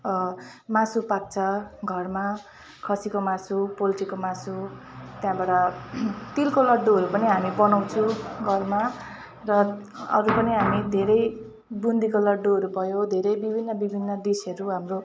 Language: Nepali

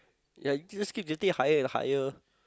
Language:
English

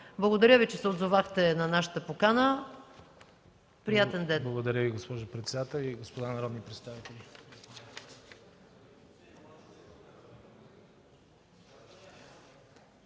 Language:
Bulgarian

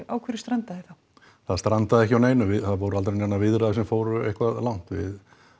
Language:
Icelandic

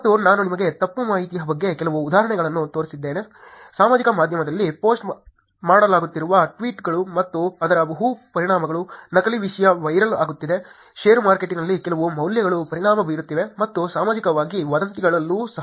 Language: Kannada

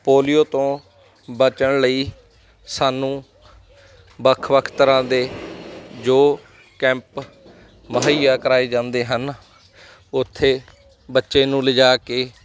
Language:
Punjabi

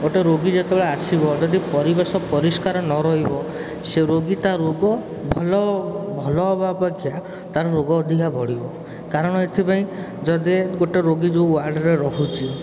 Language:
Odia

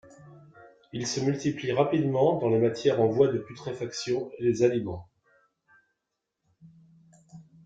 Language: French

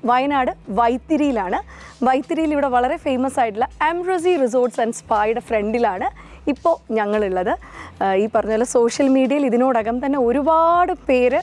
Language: Malayalam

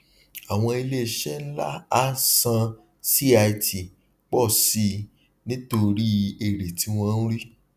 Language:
Yoruba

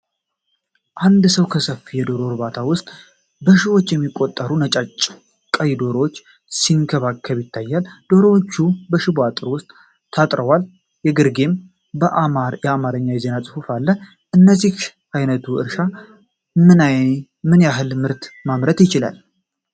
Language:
Amharic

